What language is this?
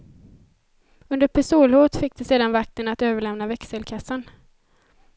Swedish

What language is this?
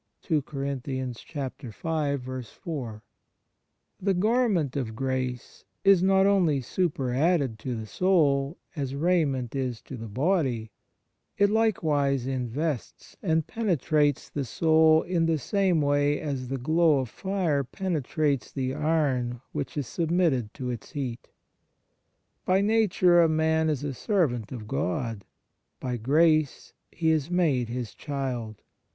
English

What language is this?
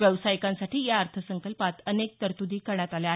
Marathi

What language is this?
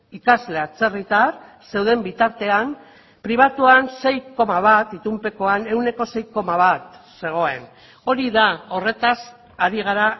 Basque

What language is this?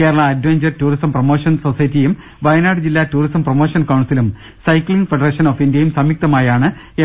Malayalam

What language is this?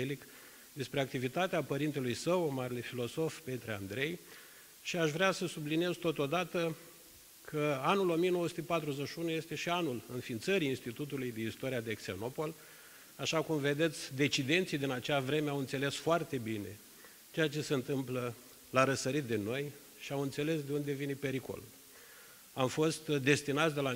Romanian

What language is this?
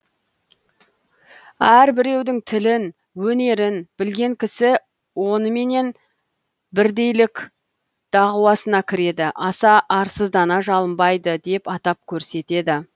Kazakh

